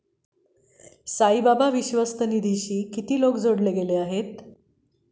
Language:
Marathi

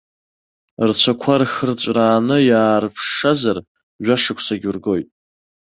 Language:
Abkhazian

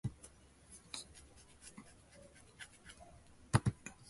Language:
Cantonese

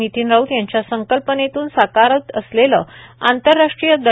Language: Marathi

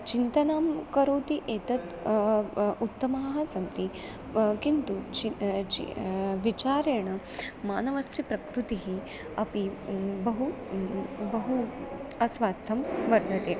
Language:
Sanskrit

